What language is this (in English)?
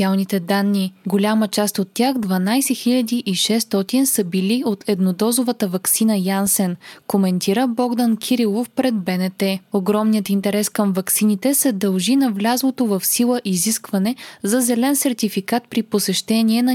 Bulgarian